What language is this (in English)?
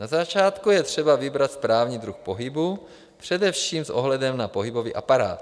Czech